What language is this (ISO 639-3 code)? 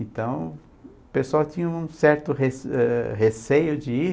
por